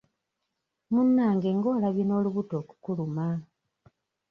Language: Ganda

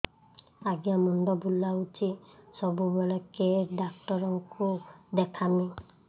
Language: Odia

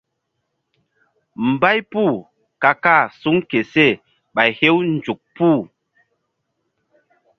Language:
Mbum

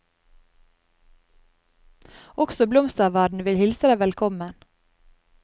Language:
Norwegian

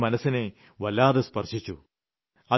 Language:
Malayalam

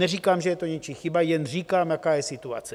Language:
Czech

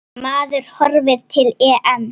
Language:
Icelandic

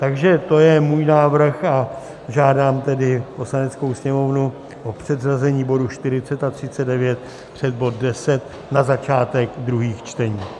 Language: Czech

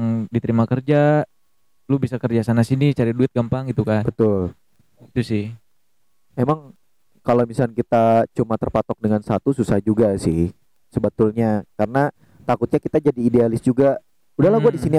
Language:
Indonesian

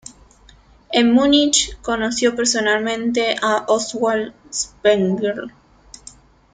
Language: Spanish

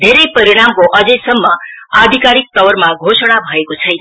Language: Nepali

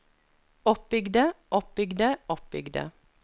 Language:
Norwegian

